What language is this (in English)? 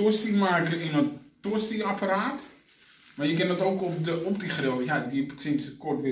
Dutch